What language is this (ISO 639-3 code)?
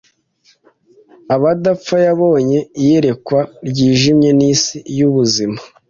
kin